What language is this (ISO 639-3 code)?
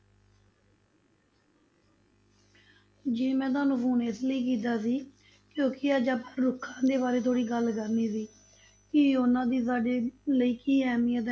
pan